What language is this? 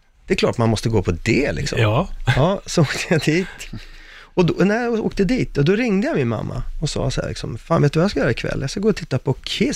Swedish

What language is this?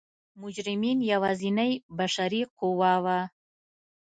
Pashto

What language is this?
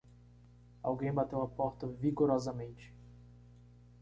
Portuguese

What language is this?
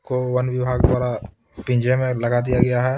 Hindi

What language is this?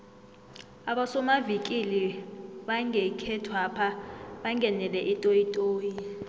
South Ndebele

